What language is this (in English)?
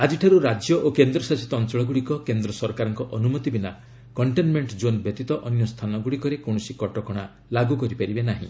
Odia